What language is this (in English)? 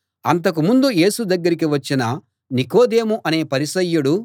Telugu